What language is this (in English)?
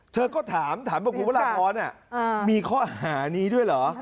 Thai